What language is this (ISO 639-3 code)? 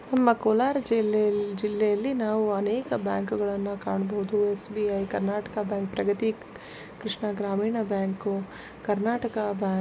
kan